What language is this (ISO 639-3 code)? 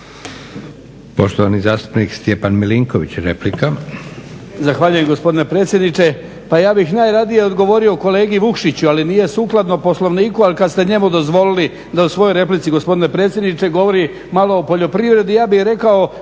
hrv